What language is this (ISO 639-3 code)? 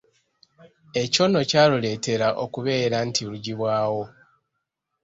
lug